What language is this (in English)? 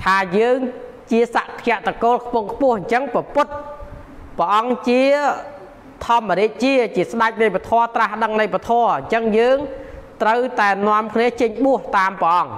Thai